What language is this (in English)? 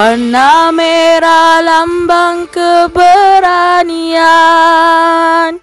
Malay